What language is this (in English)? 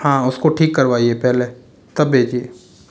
Hindi